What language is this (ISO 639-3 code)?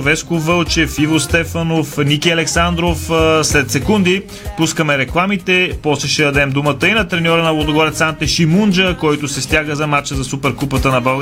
bul